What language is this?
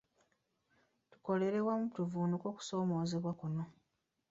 Ganda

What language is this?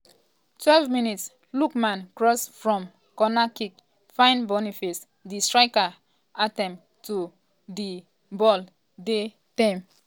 Nigerian Pidgin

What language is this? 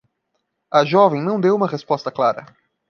Portuguese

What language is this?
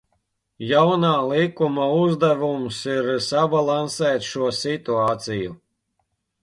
Latvian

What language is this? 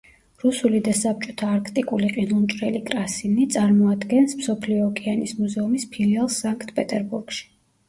Georgian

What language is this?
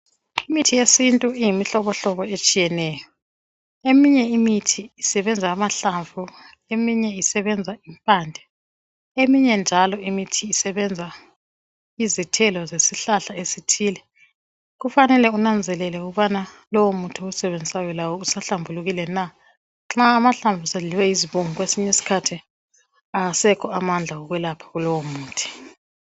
North Ndebele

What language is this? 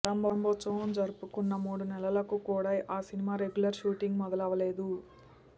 Telugu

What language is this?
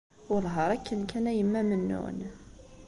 Kabyle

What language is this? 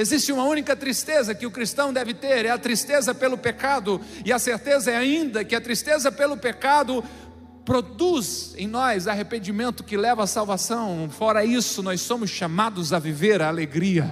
Portuguese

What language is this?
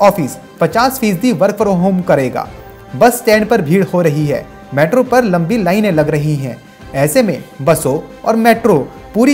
Hindi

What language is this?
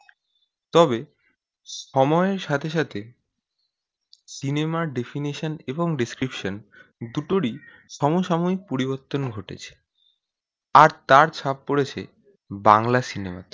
Bangla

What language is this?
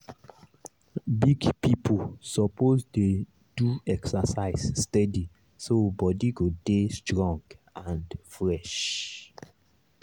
Nigerian Pidgin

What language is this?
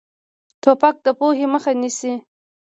Pashto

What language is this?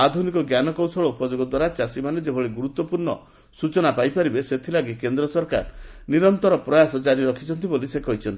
Odia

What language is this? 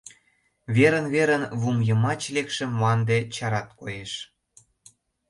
Mari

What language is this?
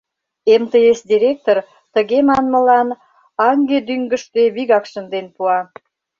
Mari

